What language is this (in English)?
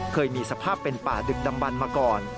Thai